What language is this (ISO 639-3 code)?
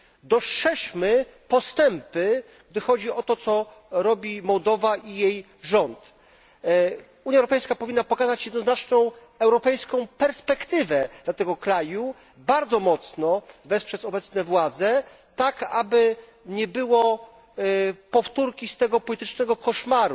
pol